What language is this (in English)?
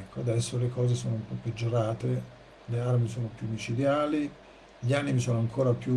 Italian